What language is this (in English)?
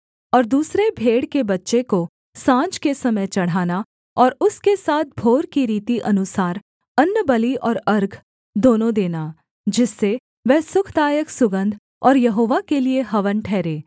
Hindi